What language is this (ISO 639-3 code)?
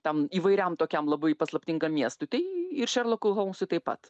lit